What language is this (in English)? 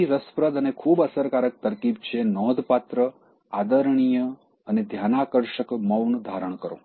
Gujarati